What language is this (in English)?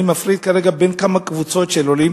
Hebrew